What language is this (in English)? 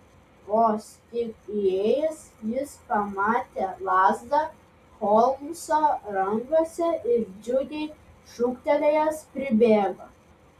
Lithuanian